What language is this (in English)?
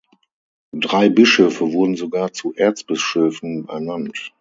German